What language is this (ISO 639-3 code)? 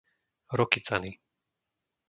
slk